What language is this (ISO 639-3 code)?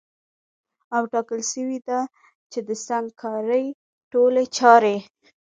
pus